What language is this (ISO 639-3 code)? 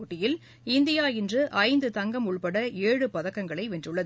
tam